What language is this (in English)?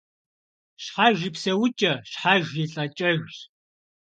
Kabardian